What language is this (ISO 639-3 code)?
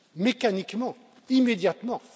fra